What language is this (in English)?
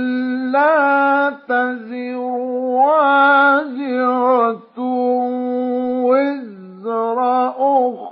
Arabic